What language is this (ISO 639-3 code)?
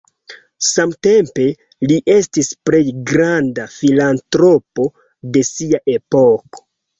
epo